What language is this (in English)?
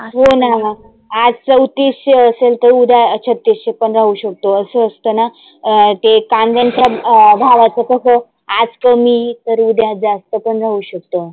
Marathi